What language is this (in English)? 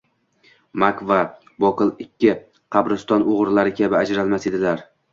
Uzbek